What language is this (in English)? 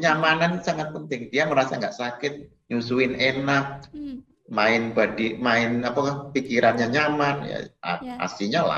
Indonesian